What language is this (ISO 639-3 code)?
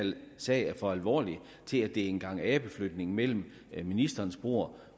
dan